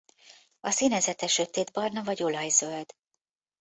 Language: Hungarian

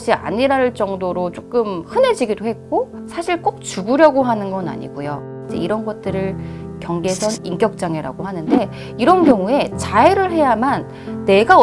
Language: Korean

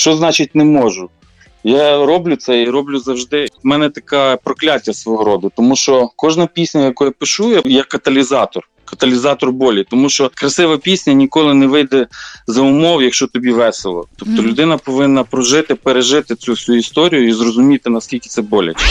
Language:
Ukrainian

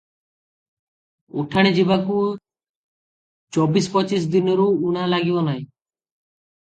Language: Odia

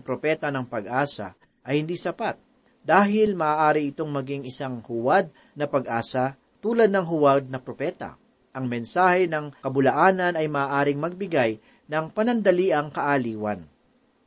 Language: Filipino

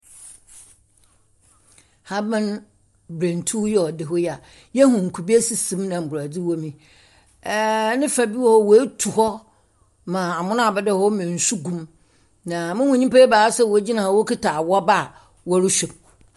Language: Akan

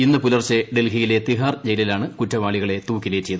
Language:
Malayalam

